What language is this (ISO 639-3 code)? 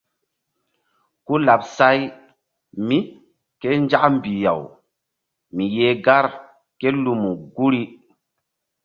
mdd